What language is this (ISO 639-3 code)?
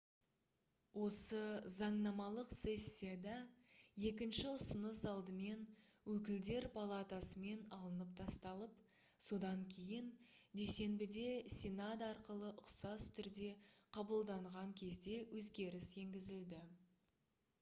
kaz